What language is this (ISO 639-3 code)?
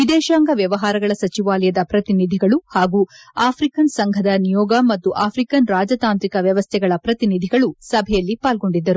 kan